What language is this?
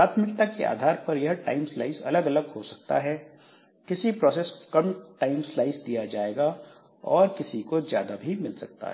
Hindi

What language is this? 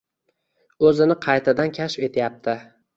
Uzbek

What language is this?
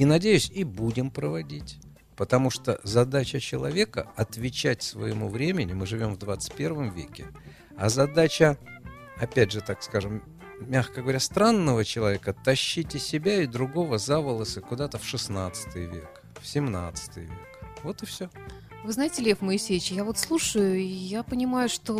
Russian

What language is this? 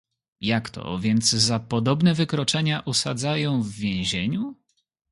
Polish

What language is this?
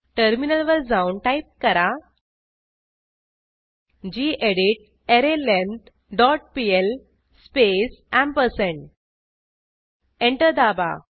Marathi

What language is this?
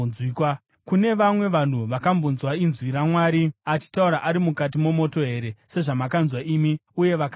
Shona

